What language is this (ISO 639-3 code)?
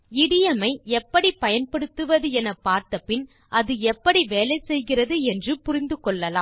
tam